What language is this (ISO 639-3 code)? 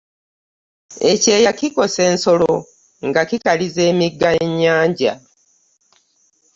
lug